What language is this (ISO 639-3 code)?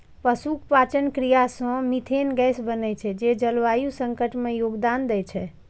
mai